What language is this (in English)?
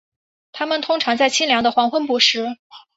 Chinese